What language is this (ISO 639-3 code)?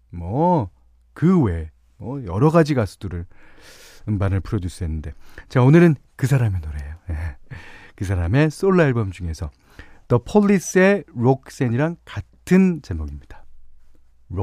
kor